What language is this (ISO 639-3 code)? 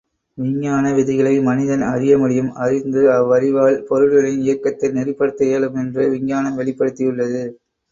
tam